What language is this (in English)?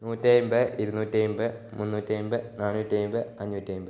Malayalam